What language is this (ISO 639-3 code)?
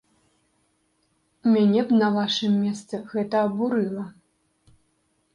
bel